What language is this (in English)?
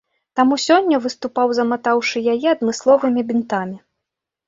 Belarusian